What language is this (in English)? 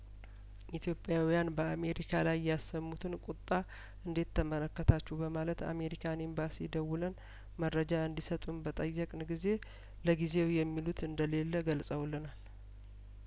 Amharic